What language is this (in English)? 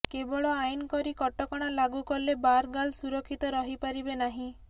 Odia